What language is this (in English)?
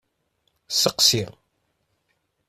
Kabyle